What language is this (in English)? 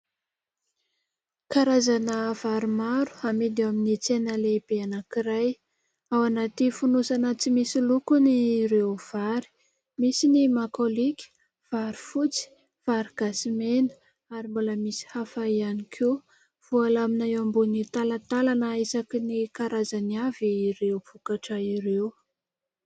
Malagasy